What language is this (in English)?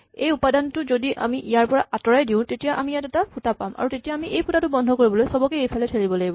Assamese